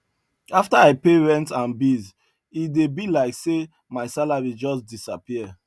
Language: Nigerian Pidgin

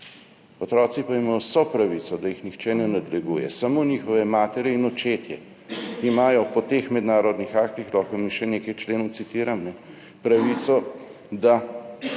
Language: Slovenian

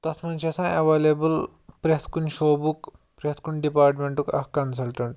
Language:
Kashmiri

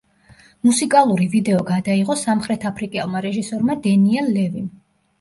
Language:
Georgian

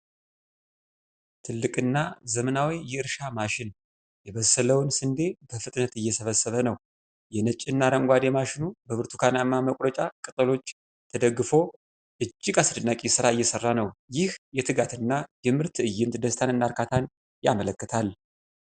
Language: Amharic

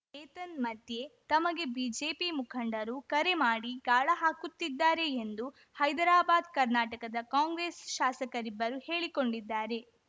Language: Kannada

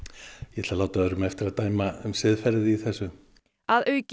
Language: Icelandic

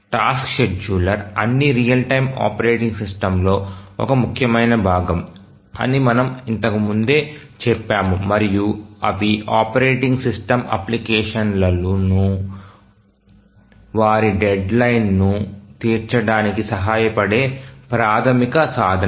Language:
Telugu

